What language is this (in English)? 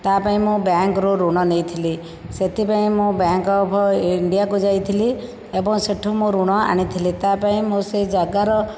Odia